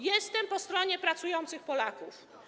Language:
Polish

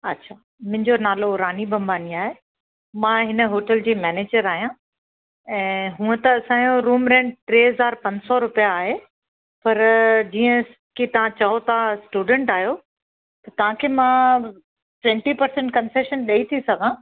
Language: Sindhi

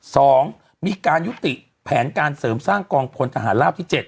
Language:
Thai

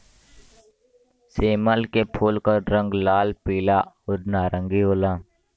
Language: Bhojpuri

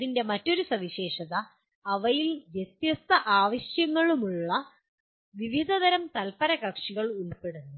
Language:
Malayalam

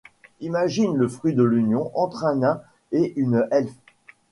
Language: French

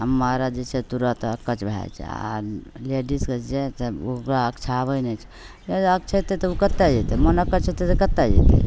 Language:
Maithili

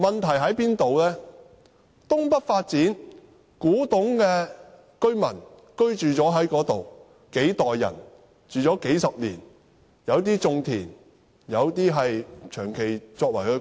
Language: Cantonese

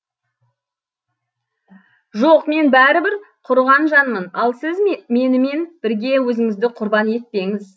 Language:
Kazakh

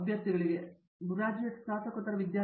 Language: Kannada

